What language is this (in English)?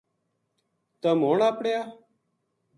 Gujari